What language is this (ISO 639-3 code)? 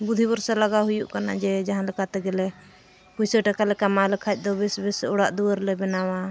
sat